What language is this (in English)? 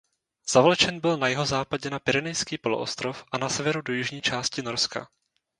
Czech